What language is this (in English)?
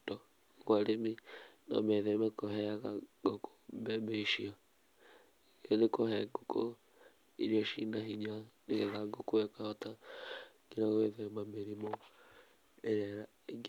Kikuyu